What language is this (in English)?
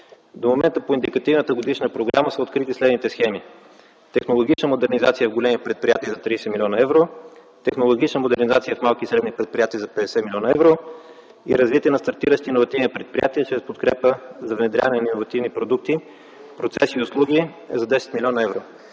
Bulgarian